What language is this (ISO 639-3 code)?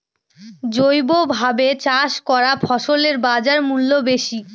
ben